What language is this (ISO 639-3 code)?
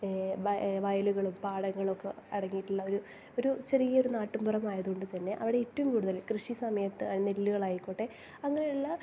mal